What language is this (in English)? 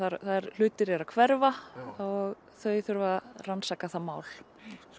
Icelandic